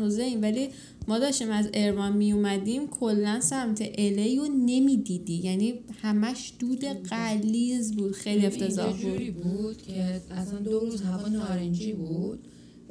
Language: Persian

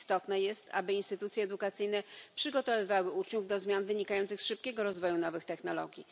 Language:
Polish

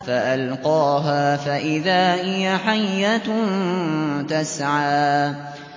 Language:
Arabic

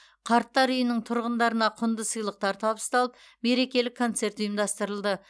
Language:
Kazakh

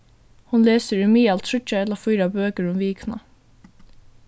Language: Faroese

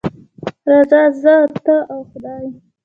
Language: Pashto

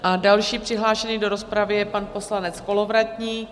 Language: Czech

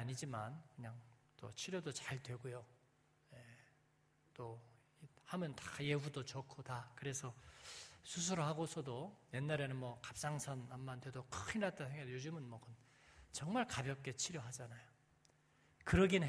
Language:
Korean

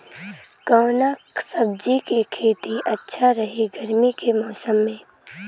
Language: Bhojpuri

